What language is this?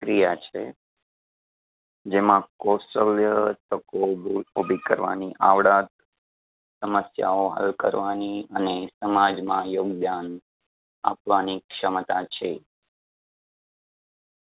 Gujarati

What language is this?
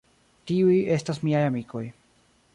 Esperanto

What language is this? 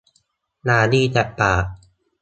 Thai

